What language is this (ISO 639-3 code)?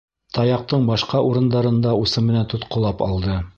bak